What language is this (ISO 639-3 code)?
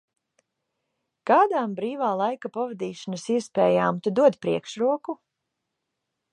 lav